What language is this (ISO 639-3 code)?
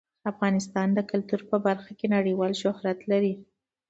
pus